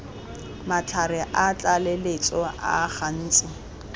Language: Tswana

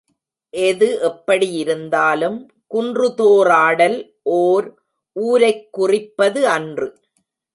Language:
Tamil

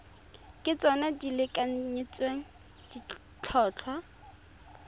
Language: Tswana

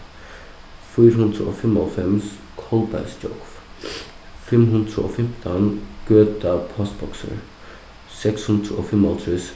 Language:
Faroese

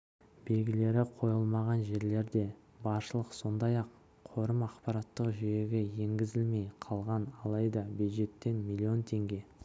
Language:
Kazakh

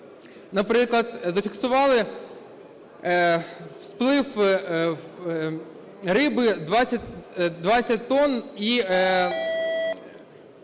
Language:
Ukrainian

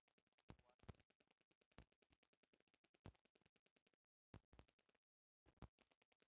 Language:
Bhojpuri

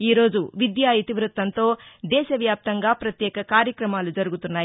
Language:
Telugu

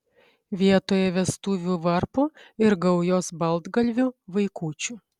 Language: Lithuanian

